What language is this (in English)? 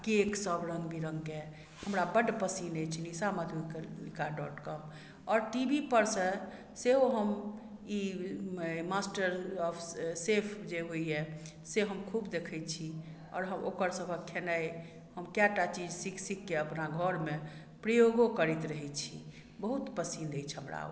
Maithili